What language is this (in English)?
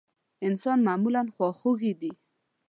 Pashto